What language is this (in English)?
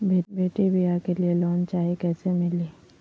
Magahi